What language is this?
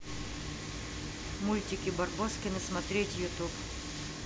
Russian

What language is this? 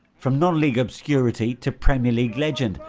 English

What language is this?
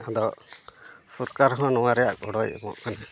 Santali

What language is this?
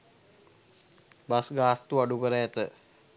Sinhala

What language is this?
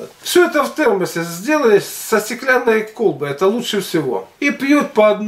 Russian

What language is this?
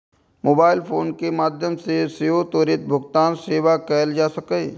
Maithili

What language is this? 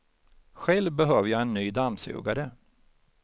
Swedish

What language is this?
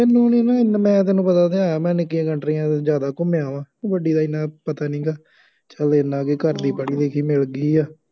Punjabi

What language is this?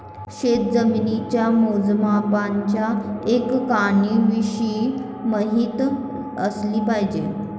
Marathi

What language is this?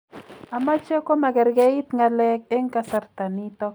Kalenjin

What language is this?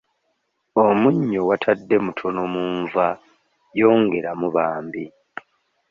Ganda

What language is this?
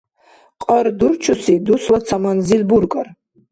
Dargwa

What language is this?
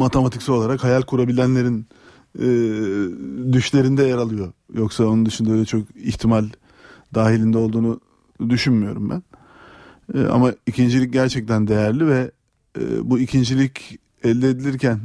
Turkish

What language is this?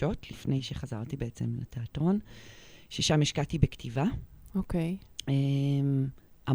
Hebrew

